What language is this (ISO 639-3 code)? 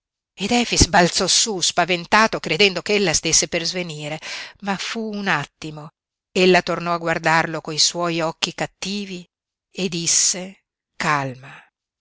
ita